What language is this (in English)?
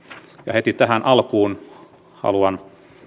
Finnish